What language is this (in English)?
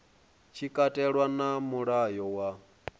Venda